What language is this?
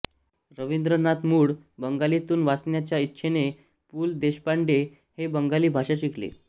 Marathi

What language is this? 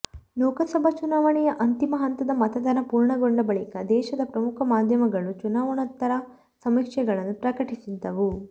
Kannada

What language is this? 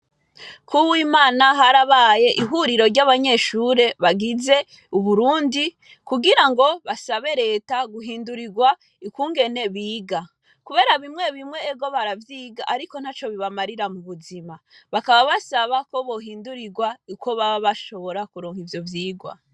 Rundi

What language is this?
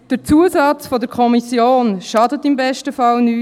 Swiss German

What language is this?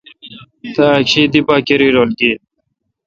Kalkoti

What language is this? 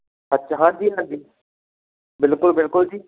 Punjabi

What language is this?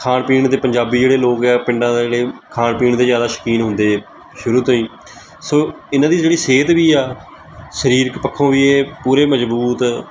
Punjabi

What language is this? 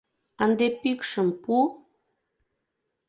Mari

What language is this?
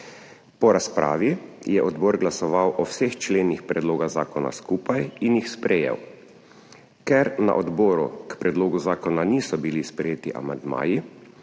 Slovenian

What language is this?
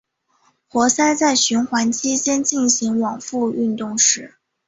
Chinese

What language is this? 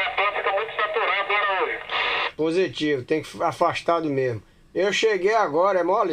Portuguese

